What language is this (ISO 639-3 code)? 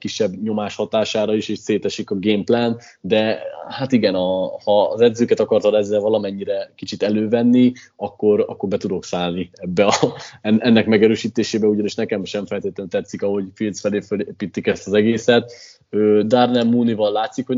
hun